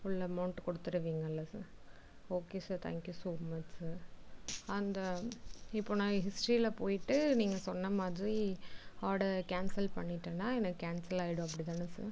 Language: Tamil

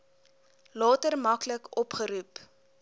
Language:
Afrikaans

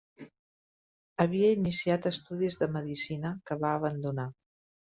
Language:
Catalan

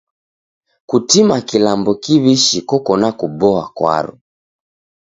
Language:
Taita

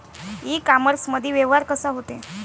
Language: Marathi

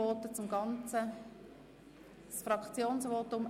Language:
Swiss German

